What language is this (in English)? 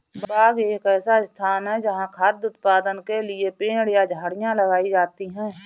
Hindi